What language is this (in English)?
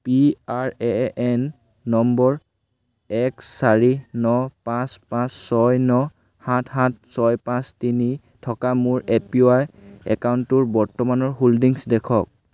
Assamese